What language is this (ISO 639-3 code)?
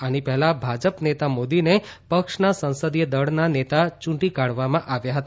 guj